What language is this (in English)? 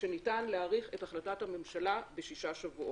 Hebrew